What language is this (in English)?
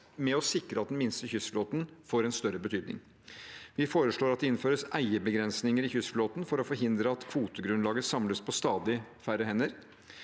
Norwegian